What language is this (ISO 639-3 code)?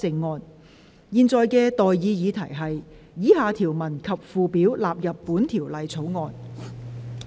yue